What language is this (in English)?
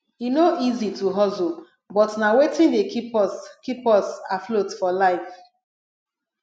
Nigerian Pidgin